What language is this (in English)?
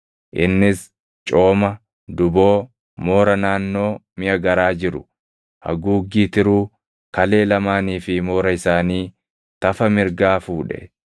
Oromo